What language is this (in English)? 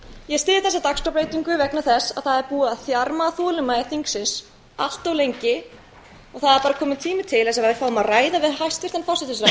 Icelandic